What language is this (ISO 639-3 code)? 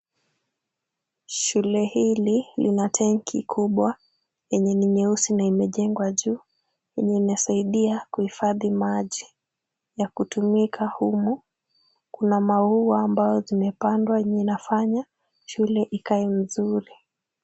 swa